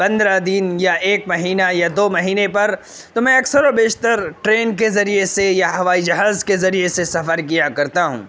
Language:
Urdu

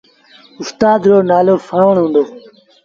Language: Sindhi Bhil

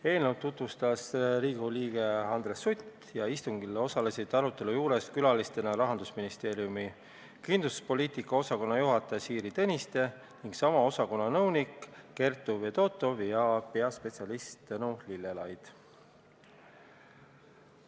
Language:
Estonian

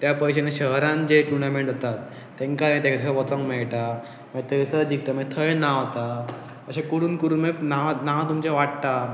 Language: Konkani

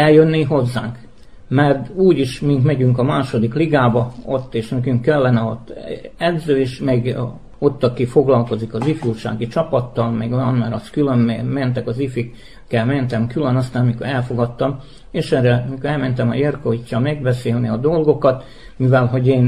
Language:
Hungarian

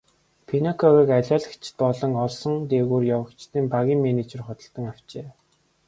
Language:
Mongolian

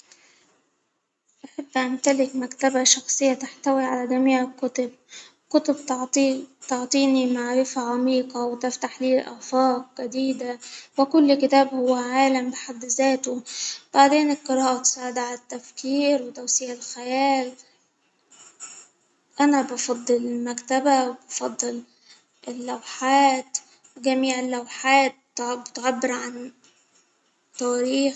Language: Hijazi Arabic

